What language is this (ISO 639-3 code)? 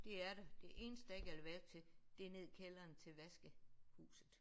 dan